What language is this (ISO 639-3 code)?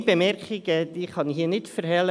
gsw